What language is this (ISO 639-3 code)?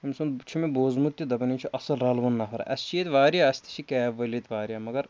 kas